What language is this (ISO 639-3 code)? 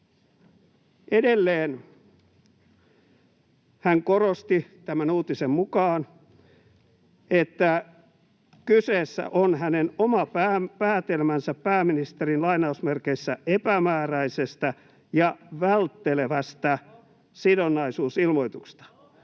fin